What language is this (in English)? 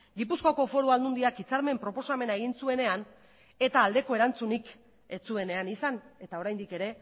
Basque